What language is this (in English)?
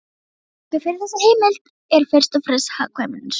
Icelandic